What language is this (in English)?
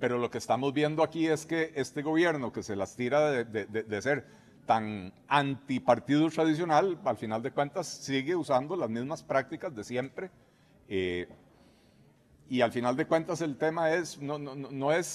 Spanish